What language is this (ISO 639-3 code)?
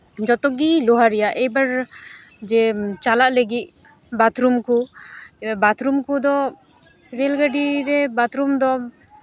sat